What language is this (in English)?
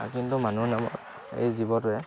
Assamese